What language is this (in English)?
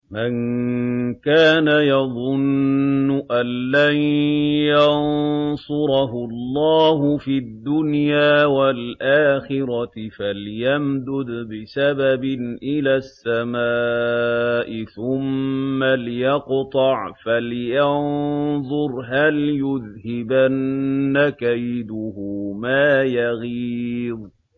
Arabic